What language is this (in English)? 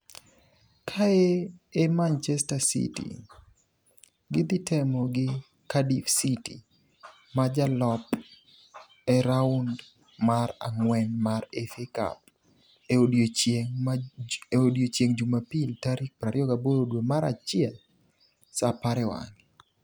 Luo (Kenya and Tanzania)